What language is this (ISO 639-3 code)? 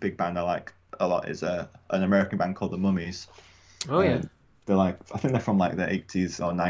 eng